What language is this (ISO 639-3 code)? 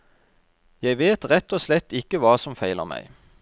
nor